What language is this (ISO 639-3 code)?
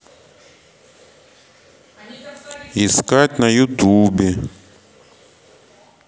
rus